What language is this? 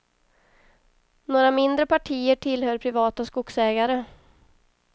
Swedish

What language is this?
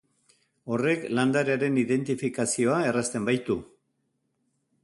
Basque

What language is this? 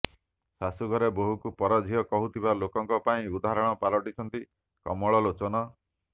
Odia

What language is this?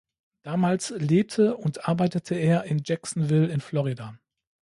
German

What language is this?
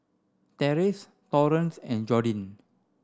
English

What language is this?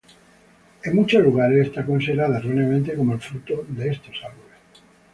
Spanish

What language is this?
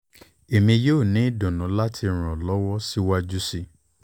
Yoruba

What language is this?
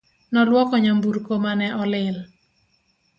Luo (Kenya and Tanzania)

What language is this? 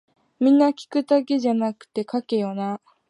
Japanese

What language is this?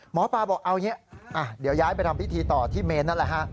Thai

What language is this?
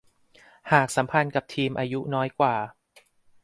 Thai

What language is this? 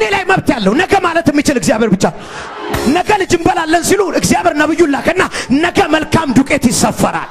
Arabic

